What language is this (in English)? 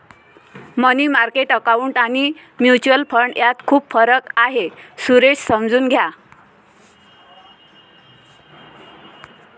Marathi